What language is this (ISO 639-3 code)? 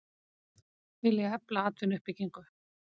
isl